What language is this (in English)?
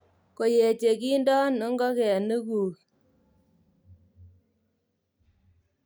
Kalenjin